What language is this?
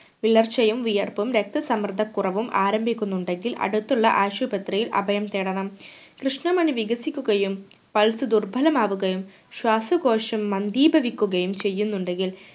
Malayalam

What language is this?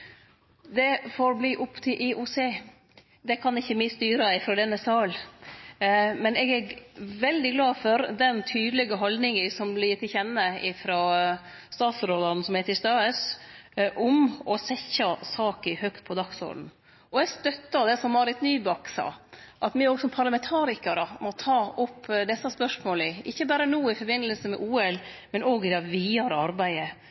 Norwegian Nynorsk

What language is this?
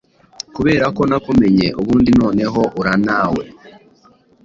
Kinyarwanda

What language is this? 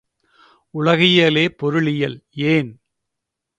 Tamil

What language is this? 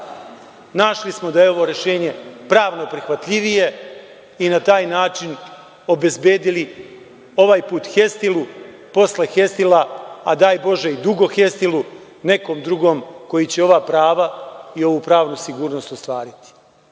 Serbian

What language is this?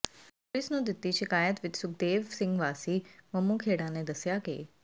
Punjabi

